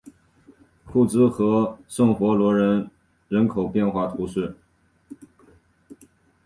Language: Chinese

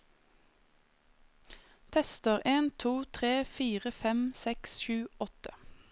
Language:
Norwegian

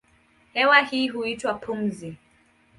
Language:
Swahili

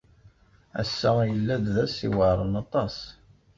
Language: Kabyle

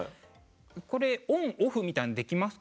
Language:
Japanese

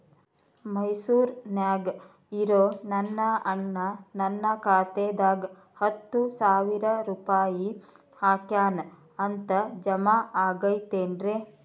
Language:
Kannada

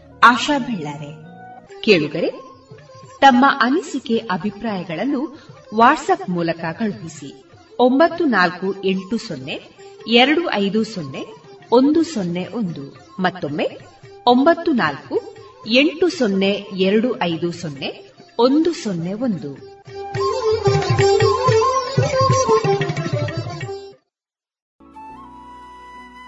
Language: Kannada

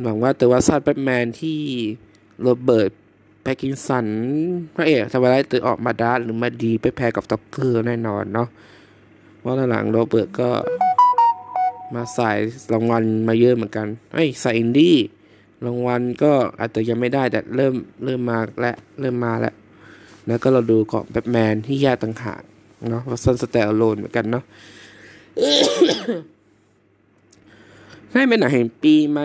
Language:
Thai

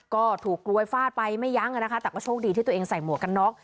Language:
Thai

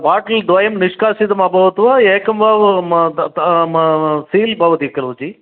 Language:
Sanskrit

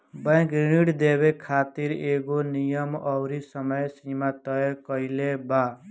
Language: Bhojpuri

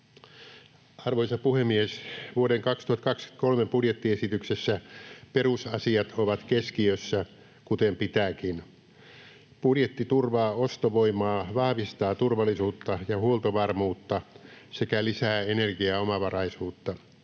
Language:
Finnish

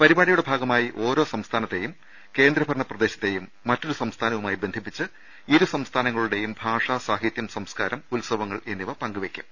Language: Malayalam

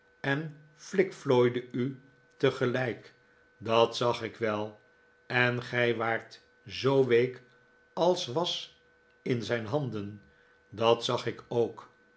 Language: Dutch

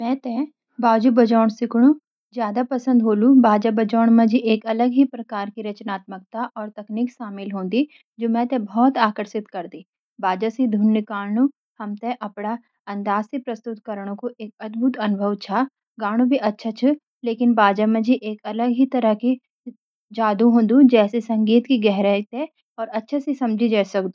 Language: Garhwali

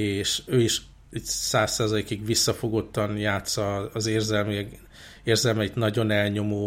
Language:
Hungarian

